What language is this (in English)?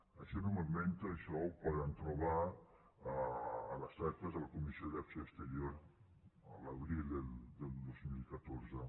Catalan